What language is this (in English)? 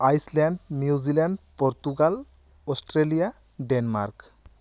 Santali